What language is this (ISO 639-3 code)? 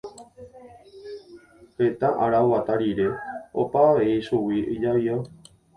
grn